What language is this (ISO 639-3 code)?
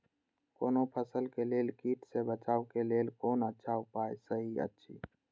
mai